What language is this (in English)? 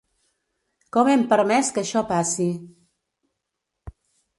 Catalan